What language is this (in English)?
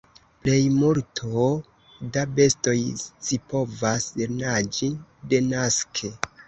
Esperanto